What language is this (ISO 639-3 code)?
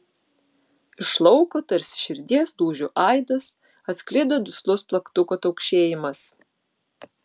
lit